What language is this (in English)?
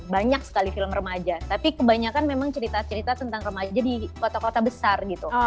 Indonesian